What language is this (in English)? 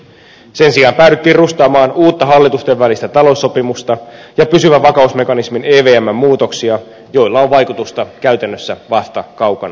Finnish